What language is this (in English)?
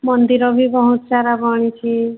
Odia